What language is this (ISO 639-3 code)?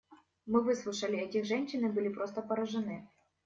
rus